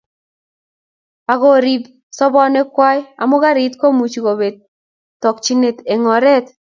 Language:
Kalenjin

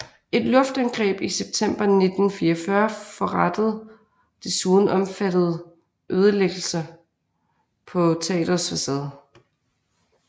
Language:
Danish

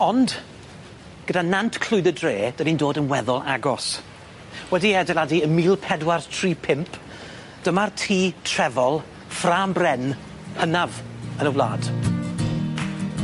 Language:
Welsh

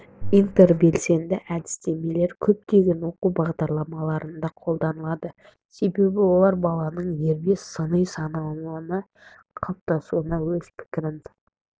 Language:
Kazakh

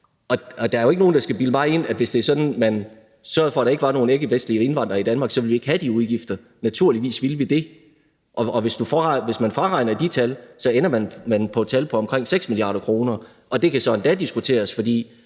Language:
Danish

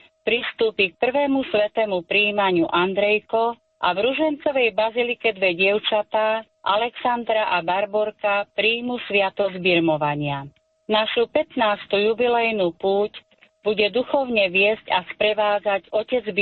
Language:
Slovak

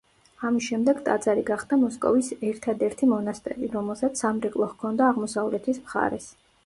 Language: Georgian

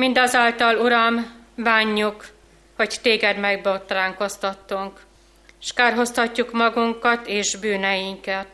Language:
Hungarian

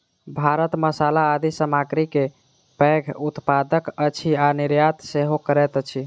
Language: Maithili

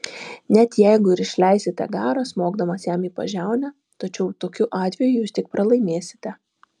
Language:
Lithuanian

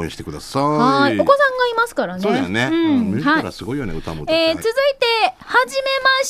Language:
Japanese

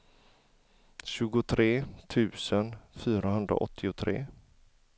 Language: Swedish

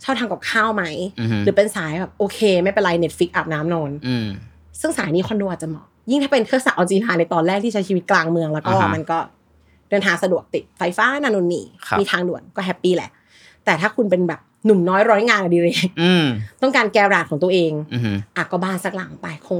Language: Thai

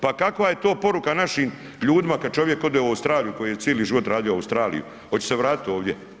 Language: Croatian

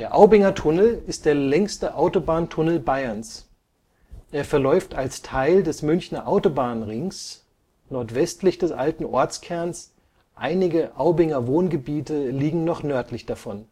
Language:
German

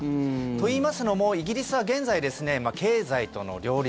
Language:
Japanese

